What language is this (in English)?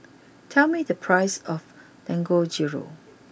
English